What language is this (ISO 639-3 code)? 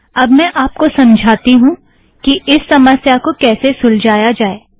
hin